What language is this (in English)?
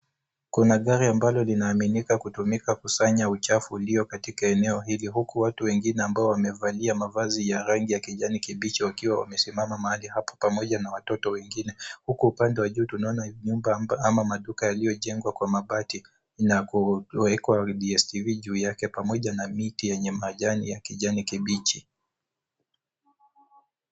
Swahili